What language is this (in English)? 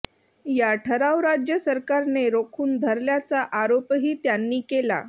Marathi